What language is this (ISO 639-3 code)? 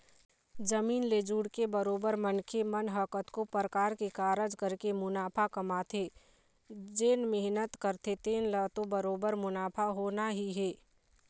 hne